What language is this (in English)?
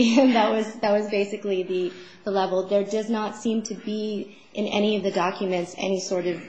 English